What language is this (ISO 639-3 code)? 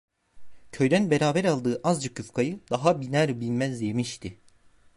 tur